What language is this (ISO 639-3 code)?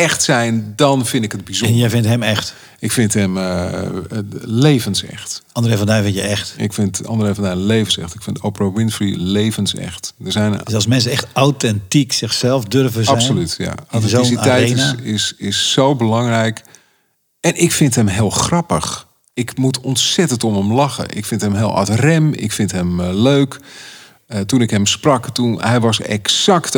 nld